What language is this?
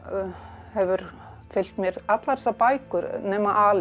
Icelandic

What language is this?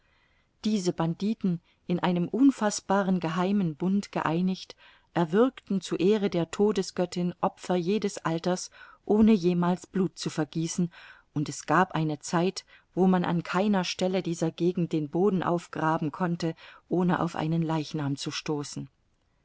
German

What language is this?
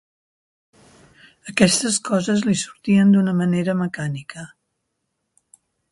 Catalan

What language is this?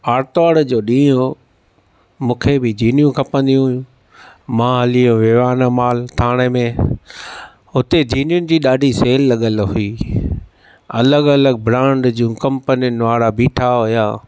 Sindhi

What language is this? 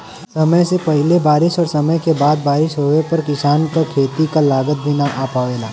Bhojpuri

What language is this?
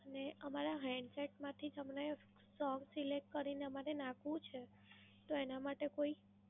Gujarati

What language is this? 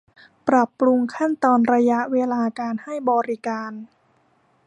Thai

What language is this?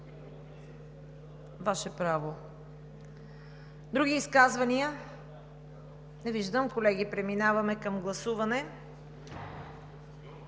Bulgarian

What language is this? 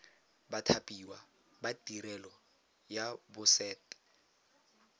Tswana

